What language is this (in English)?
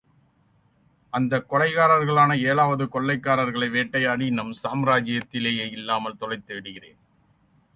Tamil